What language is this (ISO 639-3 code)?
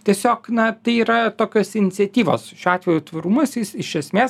lit